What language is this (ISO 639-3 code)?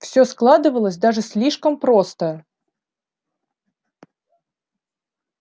rus